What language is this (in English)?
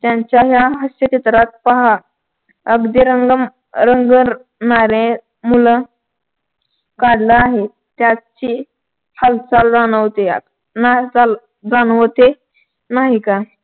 Marathi